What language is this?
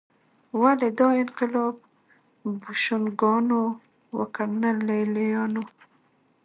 Pashto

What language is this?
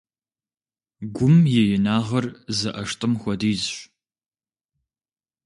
Kabardian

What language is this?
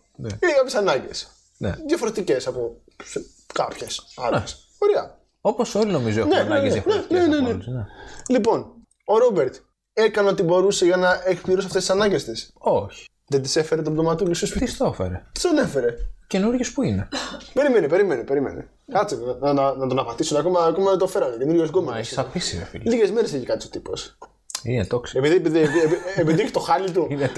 Greek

